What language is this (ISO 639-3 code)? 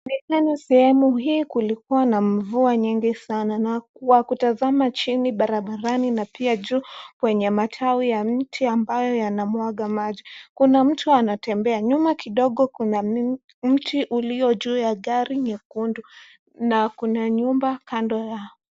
swa